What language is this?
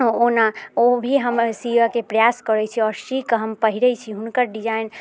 Maithili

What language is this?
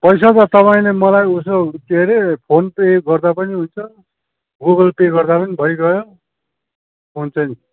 Nepali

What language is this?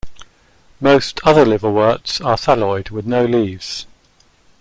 English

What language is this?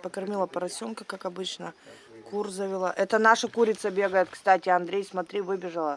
Russian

